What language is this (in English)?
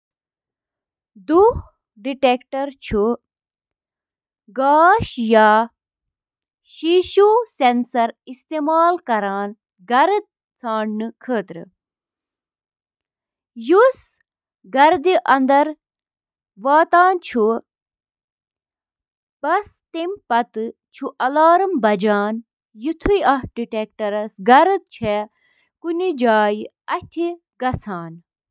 Kashmiri